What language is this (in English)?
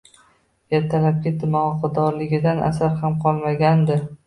Uzbek